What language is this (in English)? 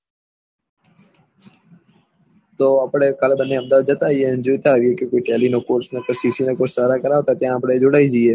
Gujarati